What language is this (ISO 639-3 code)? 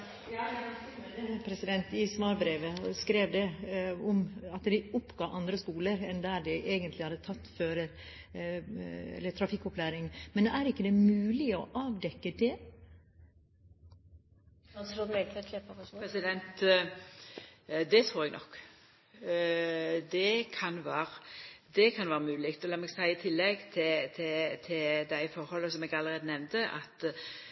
nor